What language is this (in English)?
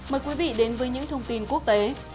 Vietnamese